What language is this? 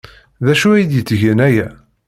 Kabyle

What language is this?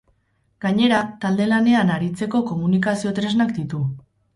Basque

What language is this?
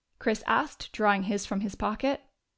English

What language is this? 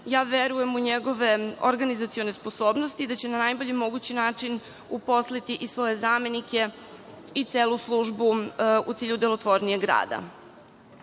Serbian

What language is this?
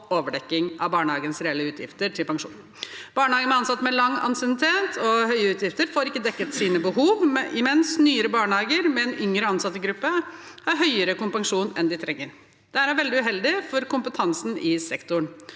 Norwegian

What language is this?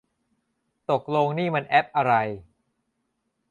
Thai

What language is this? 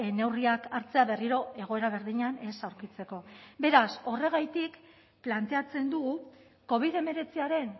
Basque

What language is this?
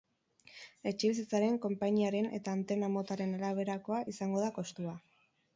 Basque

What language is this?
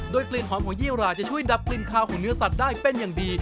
Thai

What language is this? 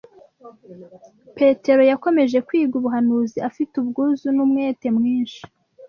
Kinyarwanda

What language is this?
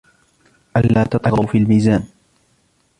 Arabic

